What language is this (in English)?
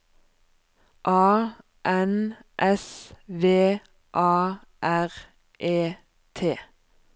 Norwegian